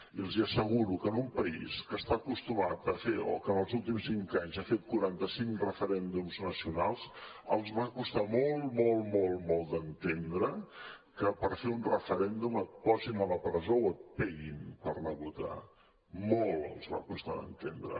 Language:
Catalan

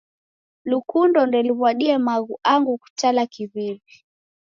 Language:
Taita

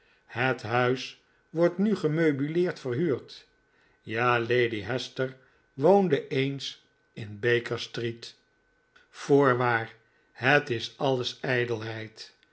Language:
Dutch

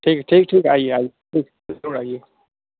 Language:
Urdu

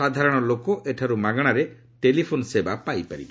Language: Odia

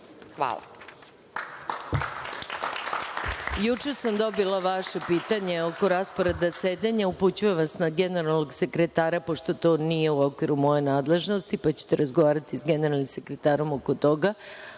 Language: Serbian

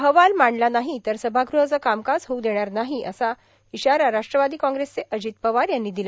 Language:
Marathi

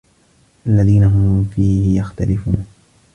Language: Arabic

